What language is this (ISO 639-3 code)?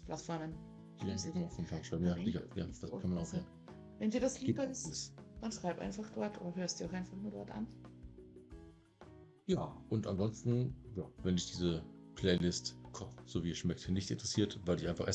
deu